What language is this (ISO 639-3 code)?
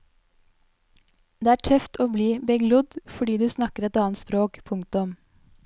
nor